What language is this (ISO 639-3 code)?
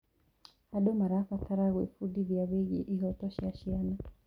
kik